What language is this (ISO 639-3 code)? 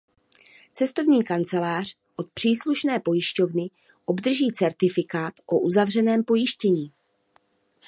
ces